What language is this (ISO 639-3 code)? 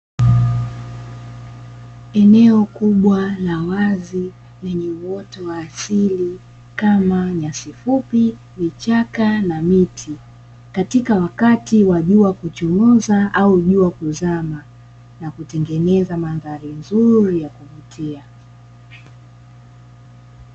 swa